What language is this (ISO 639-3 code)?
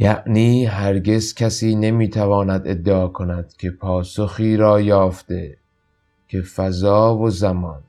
fas